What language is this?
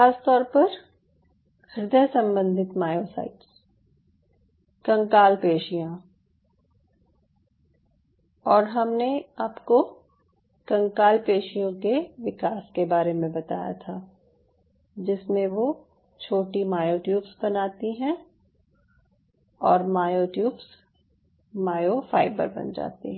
Hindi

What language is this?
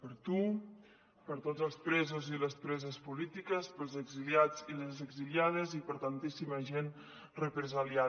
Catalan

